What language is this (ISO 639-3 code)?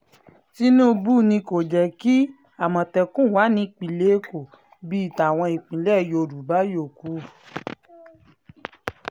yor